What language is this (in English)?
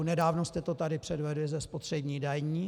Czech